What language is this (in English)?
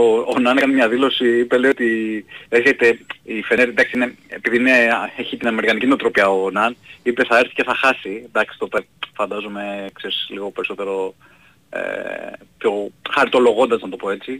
Greek